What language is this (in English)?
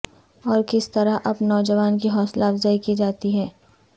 Urdu